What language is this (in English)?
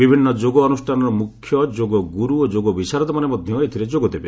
Odia